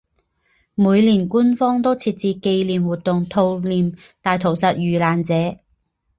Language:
Chinese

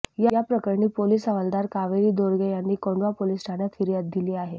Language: Marathi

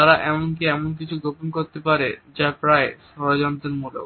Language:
Bangla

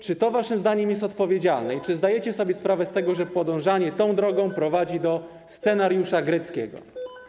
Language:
Polish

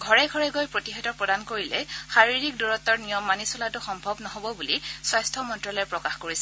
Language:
Assamese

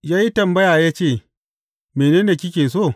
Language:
Hausa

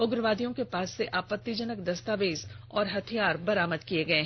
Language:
Hindi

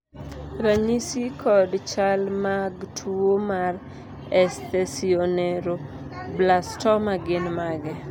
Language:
Luo (Kenya and Tanzania)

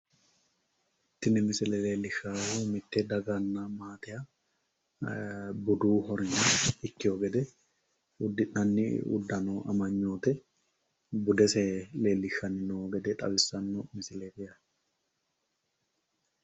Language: Sidamo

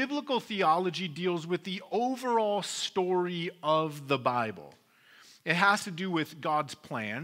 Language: English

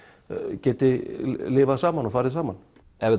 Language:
Icelandic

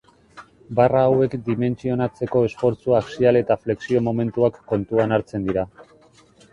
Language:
Basque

